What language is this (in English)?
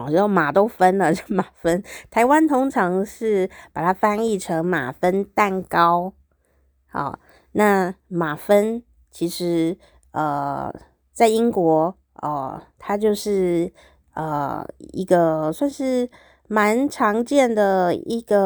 Chinese